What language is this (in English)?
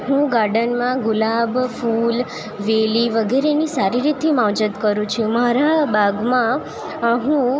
Gujarati